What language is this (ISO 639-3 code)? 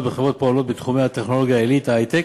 heb